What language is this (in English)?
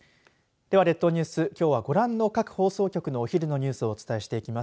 Japanese